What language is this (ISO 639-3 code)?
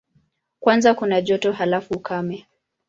swa